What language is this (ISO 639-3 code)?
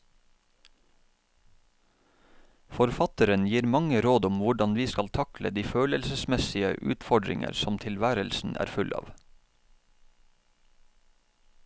nor